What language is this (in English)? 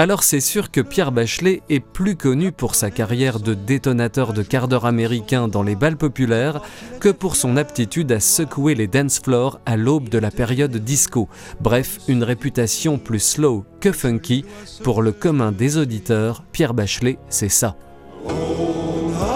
French